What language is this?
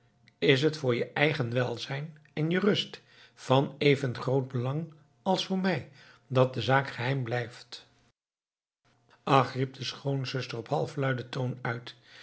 Dutch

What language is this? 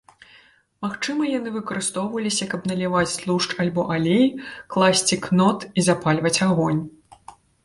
Belarusian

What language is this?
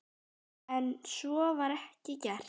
Icelandic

